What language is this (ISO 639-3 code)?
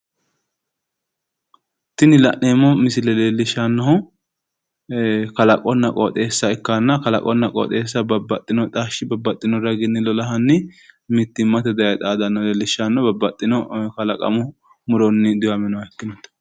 sid